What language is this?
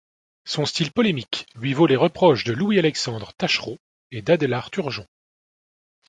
French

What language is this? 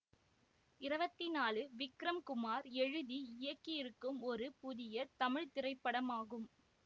Tamil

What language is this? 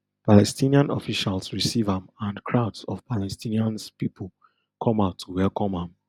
Nigerian Pidgin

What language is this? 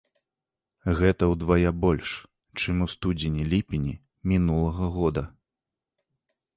Belarusian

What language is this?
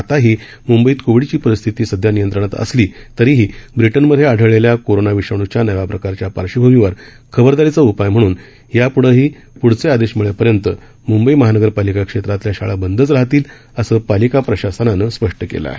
Marathi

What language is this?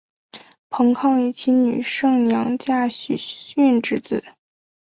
Chinese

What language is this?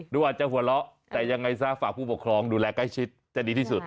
Thai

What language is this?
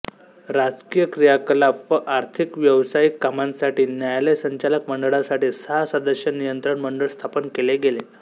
Marathi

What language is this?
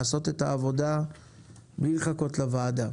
Hebrew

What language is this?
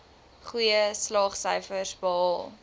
Afrikaans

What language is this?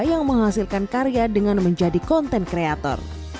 Indonesian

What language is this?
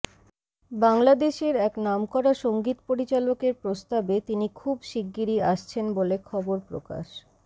Bangla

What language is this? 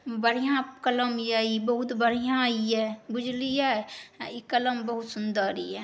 Maithili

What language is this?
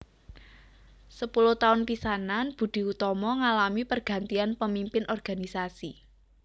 Javanese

